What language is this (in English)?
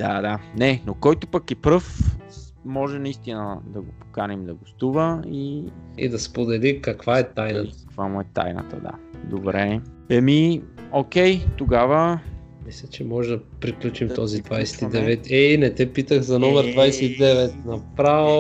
Bulgarian